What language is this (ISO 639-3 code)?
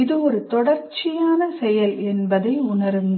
tam